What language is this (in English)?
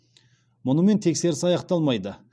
Kazakh